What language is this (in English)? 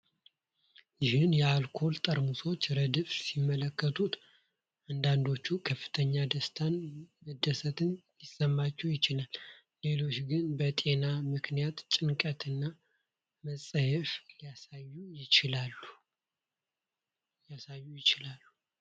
Amharic